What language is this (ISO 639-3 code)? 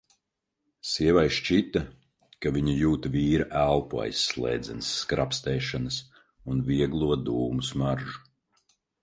lav